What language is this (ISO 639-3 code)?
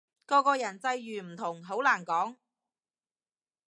yue